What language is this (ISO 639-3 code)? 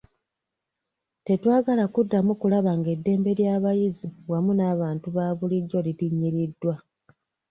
lug